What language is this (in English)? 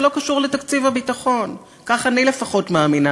Hebrew